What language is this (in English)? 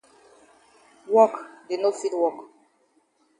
Cameroon Pidgin